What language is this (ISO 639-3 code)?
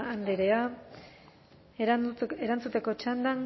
eus